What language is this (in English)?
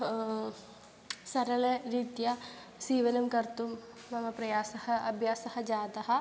Sanskrit